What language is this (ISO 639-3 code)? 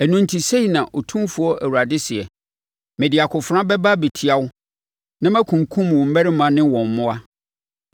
aka